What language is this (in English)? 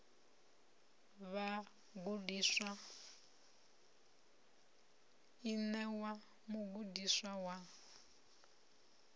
Venda